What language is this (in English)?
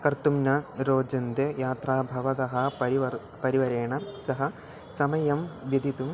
Sanskrit